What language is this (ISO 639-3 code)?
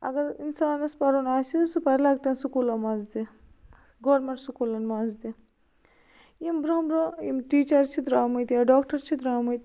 kas